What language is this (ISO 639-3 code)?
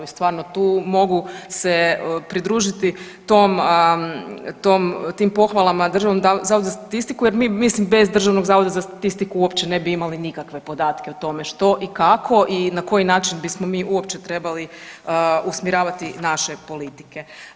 hrv